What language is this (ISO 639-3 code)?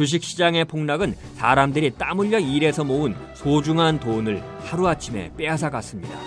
kor